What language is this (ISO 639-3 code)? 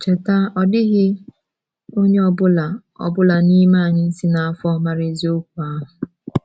ibo